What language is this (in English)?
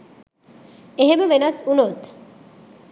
Sinhala